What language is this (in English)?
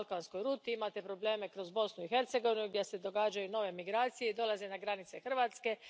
Croatian